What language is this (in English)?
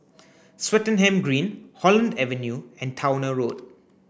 English